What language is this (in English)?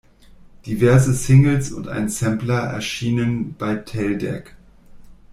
German